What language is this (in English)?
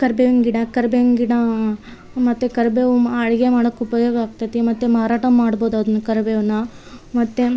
Kannada